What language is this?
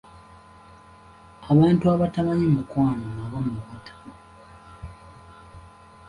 Ganda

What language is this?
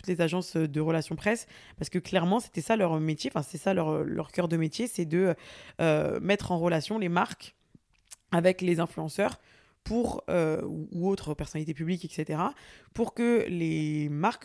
French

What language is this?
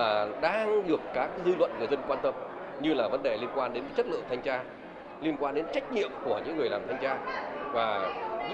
Vietnamese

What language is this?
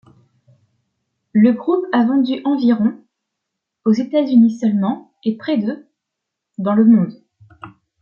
French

